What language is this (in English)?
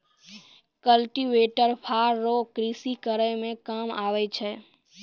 Maithili